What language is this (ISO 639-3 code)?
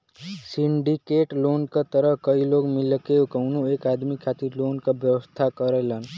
bho